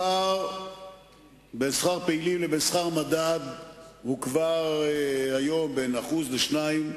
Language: Hebrew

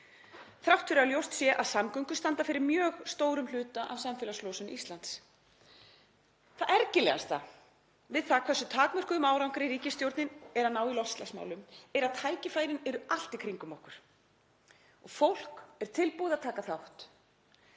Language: Icelandic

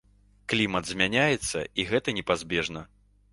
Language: Belarusian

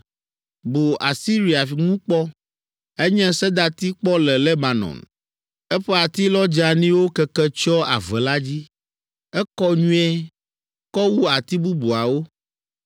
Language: Ewe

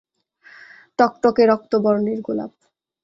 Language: Bangla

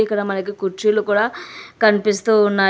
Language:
Telugu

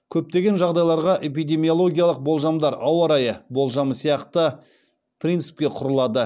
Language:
Kazakh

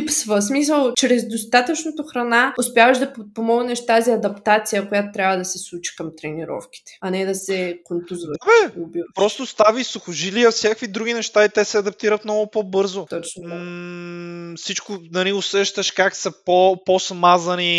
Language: Bulgarian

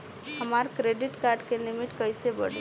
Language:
Bhojpuri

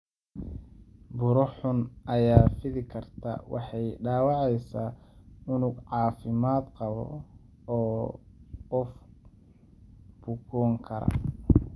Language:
Somali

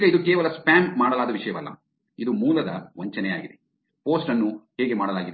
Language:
Kannada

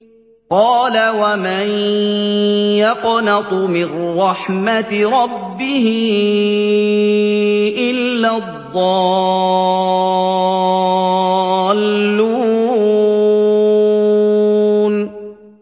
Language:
Arabic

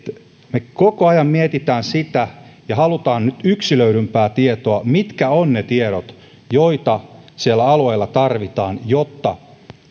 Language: Finnish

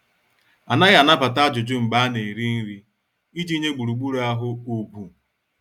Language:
Igbo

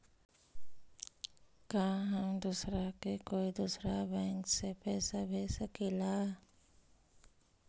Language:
Magahi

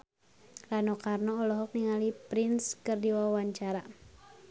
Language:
Sundanese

